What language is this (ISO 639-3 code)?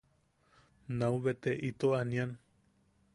yaq